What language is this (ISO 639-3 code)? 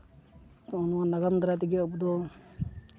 sat